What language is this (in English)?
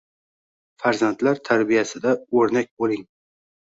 Uzbek